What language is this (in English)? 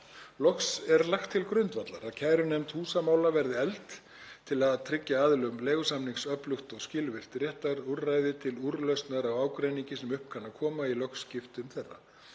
Icelandic